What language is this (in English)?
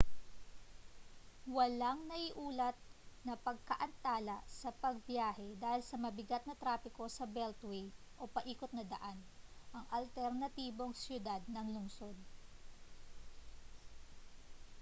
Filipino